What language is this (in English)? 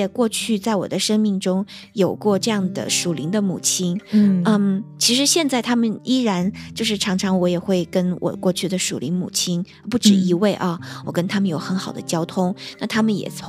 Chinese